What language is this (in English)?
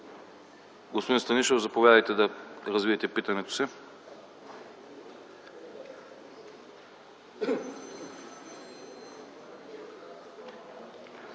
Bulgarian